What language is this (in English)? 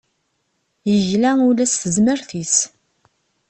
Kabyle